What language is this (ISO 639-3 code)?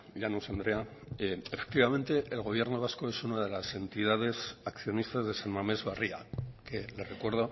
spa